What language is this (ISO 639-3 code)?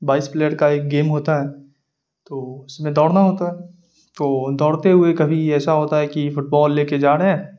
urd